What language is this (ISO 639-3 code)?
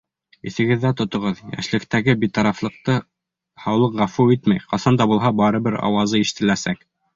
bak